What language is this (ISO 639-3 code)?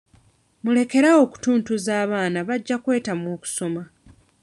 lug